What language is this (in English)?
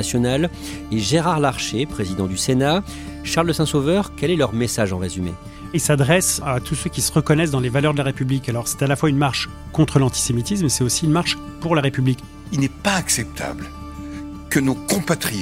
French